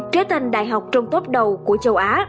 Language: Vietnamese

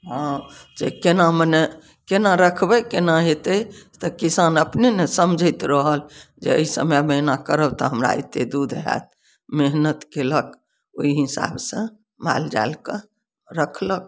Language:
Maithili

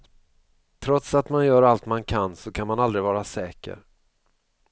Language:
Swedish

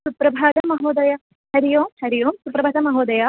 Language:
Sanskrit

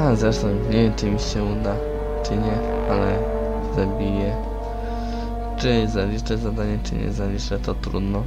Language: Polish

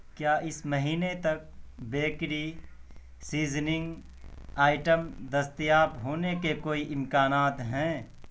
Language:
Urdu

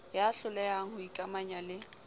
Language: Southern Sotho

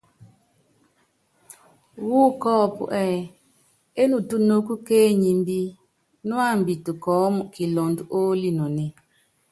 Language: Yangben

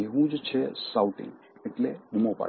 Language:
Gujarati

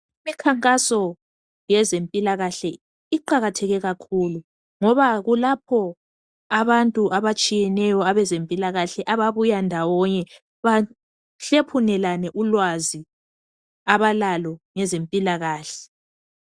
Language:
North Ndebele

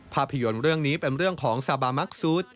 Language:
Thai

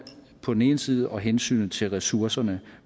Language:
Danish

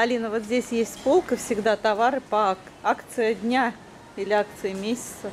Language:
Russian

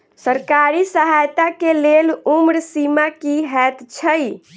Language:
Maithili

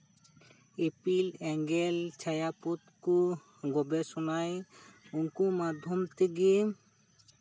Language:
Santali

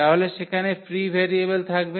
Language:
Bangla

